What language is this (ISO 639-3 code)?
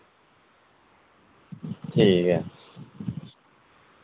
doi